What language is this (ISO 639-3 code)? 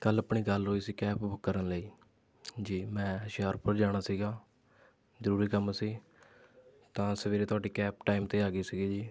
pan